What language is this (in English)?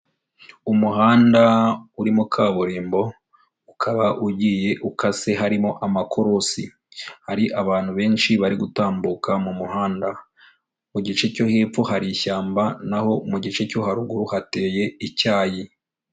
Kinyarwanda